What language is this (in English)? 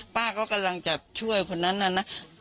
Thai